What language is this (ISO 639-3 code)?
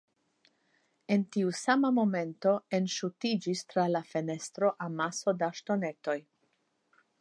epo